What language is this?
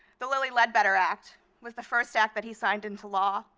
English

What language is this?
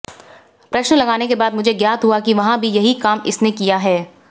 Hindi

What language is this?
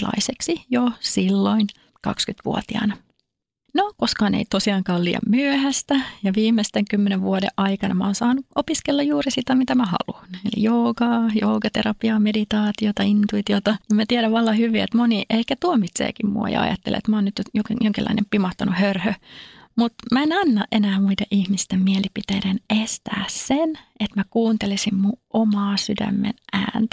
Finnish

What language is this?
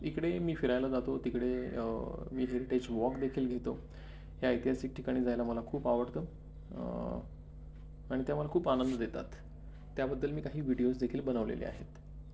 Marathi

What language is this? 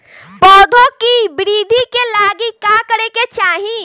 Bhojpuri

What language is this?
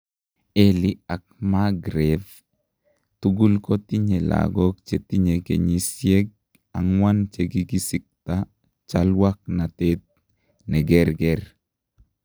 Kalenjin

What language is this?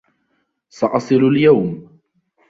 Arabic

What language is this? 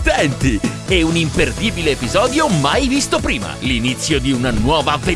Italian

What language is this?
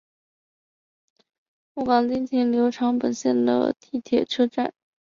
Chinese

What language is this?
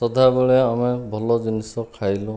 Odia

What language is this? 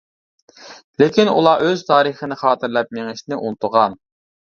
Uyghur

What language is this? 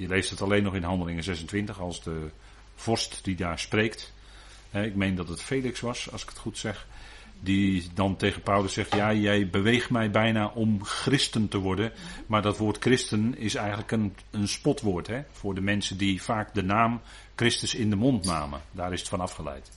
Dutch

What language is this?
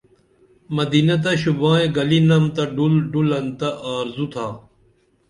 Dameli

